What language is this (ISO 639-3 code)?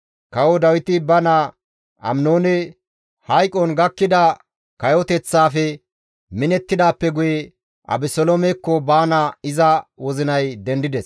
gmv